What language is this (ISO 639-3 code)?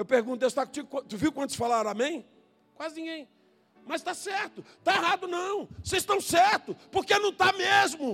por